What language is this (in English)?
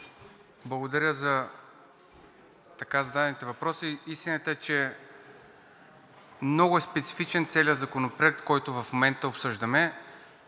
Bulgarian